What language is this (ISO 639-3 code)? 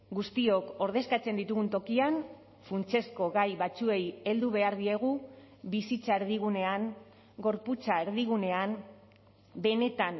eus